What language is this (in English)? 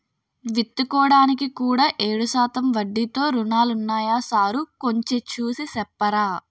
Telugu